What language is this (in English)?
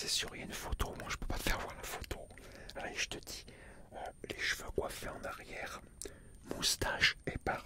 French